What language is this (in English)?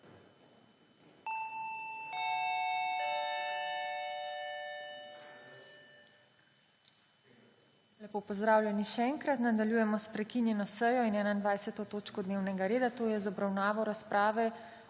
Slovenian